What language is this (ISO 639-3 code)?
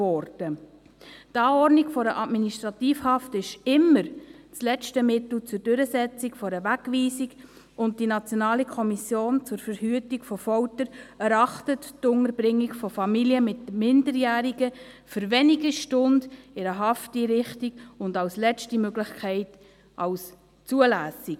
gsw